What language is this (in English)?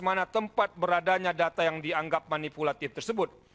Indonesian